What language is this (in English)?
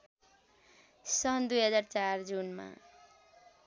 Nepali